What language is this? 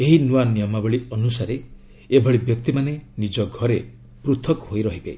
Odia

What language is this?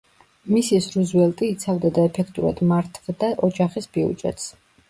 Georgian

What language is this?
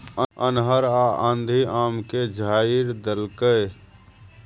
Maithili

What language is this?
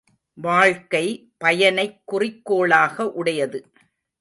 Tamil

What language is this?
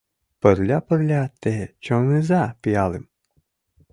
Mari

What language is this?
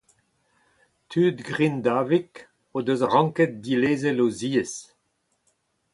Breton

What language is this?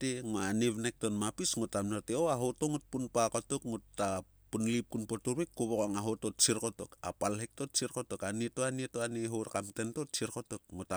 Sulka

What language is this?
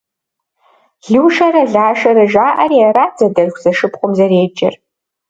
Kabardian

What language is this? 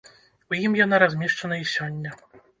Belarusian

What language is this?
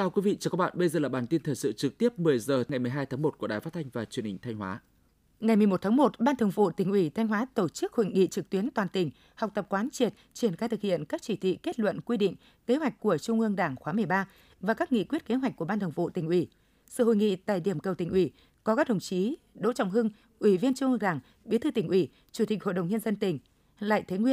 Vietnamese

